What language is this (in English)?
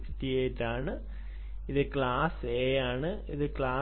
Malayalam